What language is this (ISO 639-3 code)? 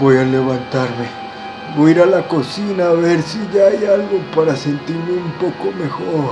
spa